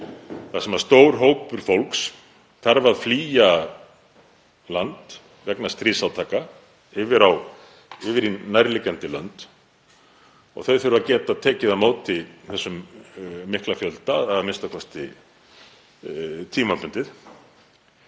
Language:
Icelandic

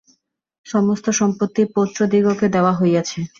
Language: Bangla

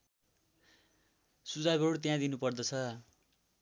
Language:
Nepali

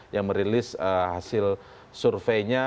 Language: Indonesian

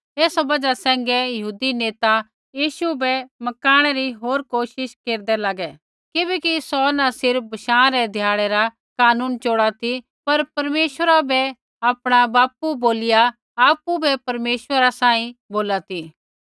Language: Kullu Pahari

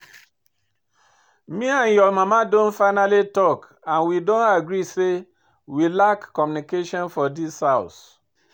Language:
Nigerian Pidgin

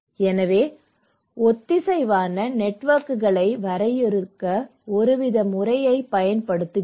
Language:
Tamil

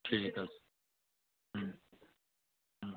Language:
Bangla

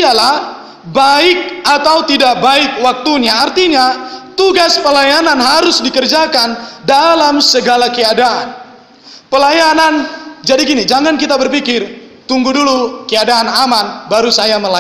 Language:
Indonesian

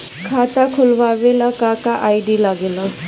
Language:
Bhojpuri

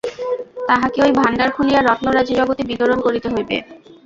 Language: Bangla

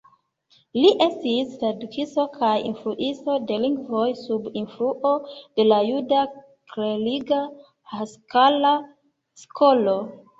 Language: Esperanto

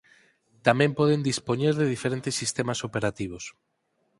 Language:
Galician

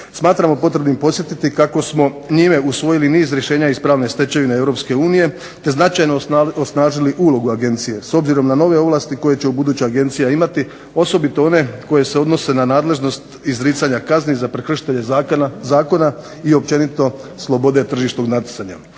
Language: Croatian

